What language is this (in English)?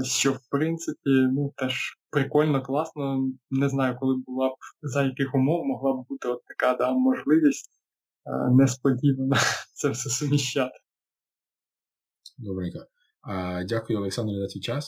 Ukrainian